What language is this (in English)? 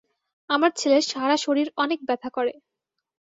Bangla